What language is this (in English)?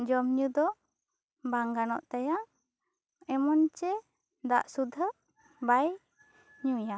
Santali